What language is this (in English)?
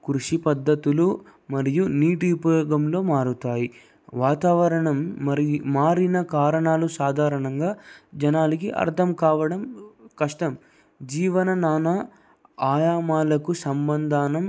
Telugu